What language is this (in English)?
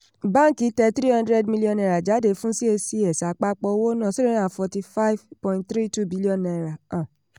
Yoruba